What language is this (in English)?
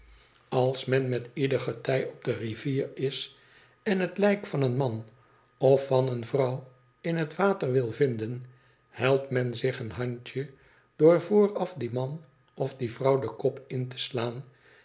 Dutch